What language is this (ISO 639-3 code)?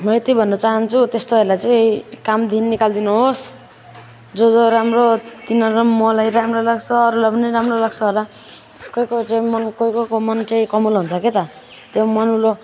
nep